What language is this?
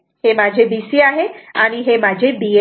Marathi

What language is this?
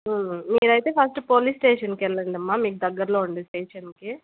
Telugu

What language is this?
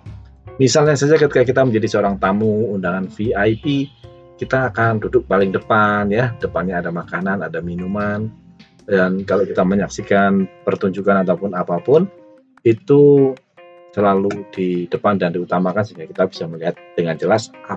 Indonesian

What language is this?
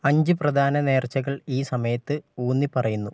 Malayalam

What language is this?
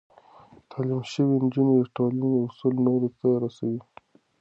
Pashto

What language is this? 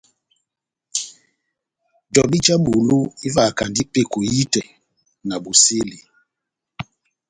Batanga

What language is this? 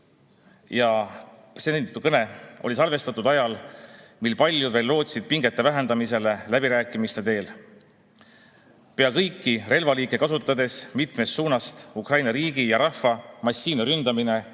Estonian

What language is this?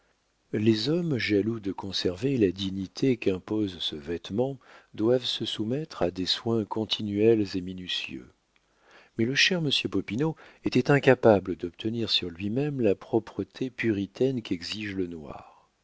French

